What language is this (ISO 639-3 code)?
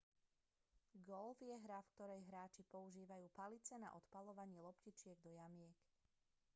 slk